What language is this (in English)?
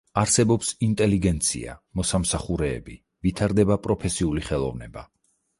Georgian